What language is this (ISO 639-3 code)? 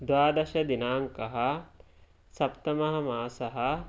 san